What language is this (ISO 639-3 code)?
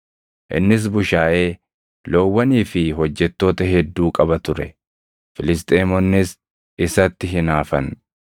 orm